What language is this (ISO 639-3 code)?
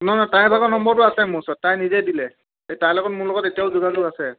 asm